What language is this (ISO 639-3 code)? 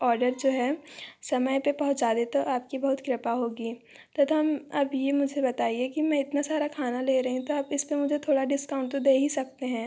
hin